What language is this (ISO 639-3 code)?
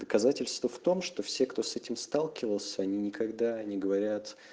rus